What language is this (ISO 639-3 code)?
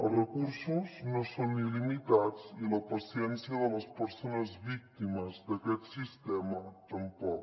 cat